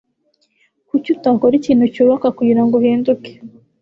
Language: Kinyarwanda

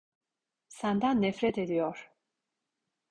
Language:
Turkish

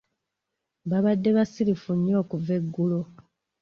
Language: Ganda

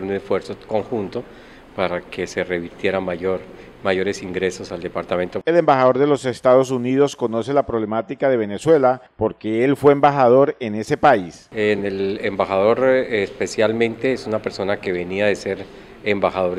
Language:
Spanish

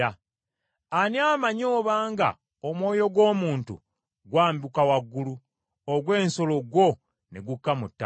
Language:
Ganda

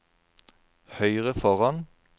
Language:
Norwegian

